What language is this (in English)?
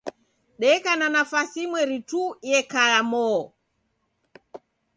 Taita